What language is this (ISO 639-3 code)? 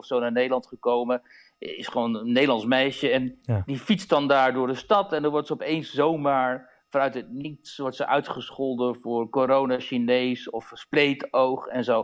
nld